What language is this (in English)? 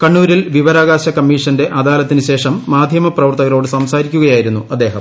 Malayalam